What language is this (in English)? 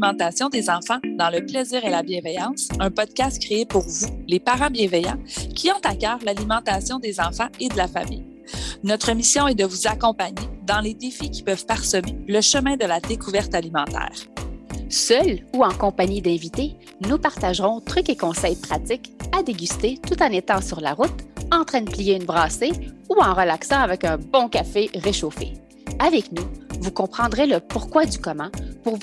French